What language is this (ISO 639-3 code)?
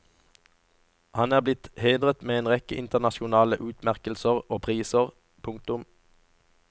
nor